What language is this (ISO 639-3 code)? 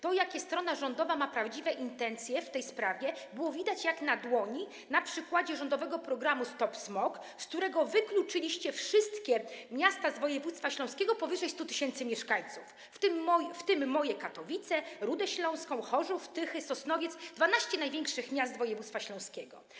pol